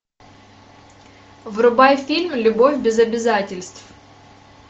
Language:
Russian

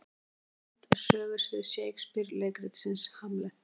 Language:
Icelandic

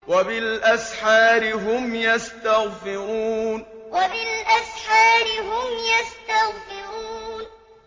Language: Arabic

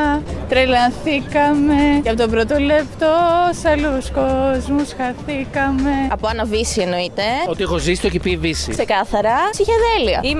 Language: Greek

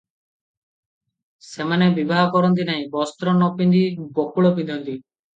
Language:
Odia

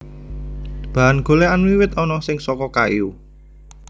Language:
Javanese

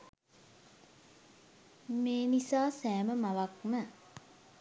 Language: Sinhala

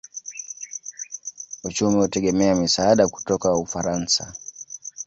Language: Swahili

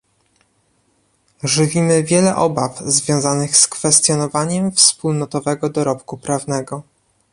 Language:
Polish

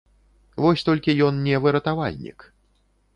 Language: Belarusian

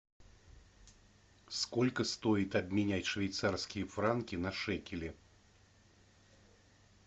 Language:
Russian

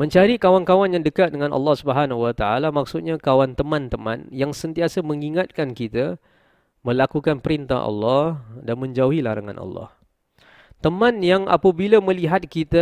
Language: Malay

